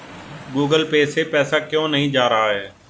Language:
Hindi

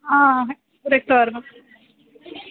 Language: Sanskrit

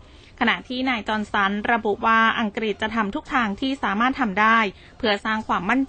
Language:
Thai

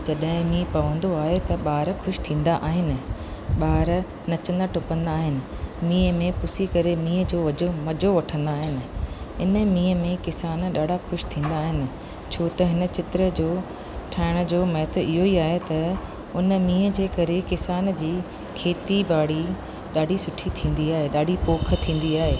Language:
Sindhi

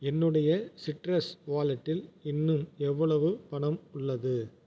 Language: Tamil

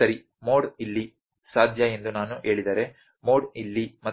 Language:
Kannada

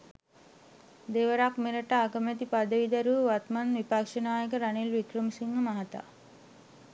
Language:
Sinhala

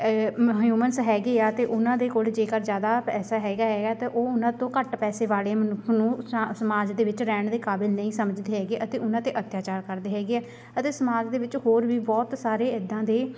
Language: Punjabi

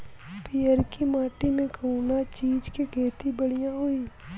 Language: Bhojpuri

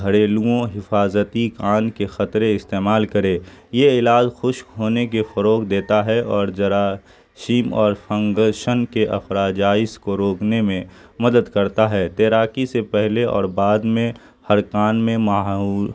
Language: Urdu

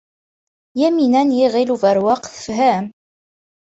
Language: Kabyle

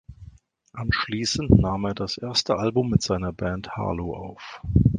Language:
German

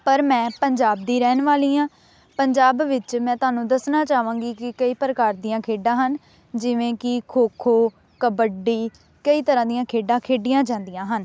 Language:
Punjabi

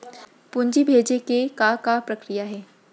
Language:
Chhattisgarhi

